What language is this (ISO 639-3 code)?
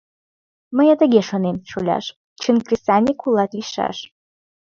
chm